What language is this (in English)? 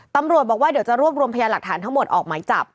Thai